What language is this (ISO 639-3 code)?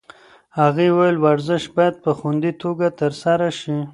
pus